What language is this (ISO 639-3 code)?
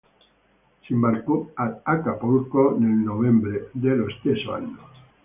ita